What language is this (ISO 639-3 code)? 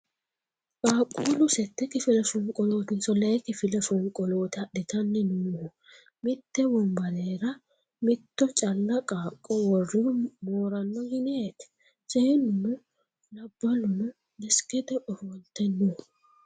sid